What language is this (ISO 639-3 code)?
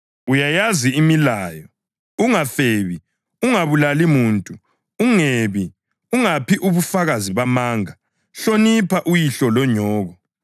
nde